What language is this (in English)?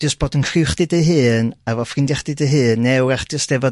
Welsh